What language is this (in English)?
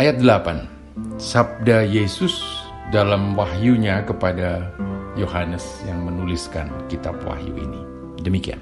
Indonesian